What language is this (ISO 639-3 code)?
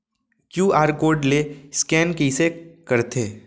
hne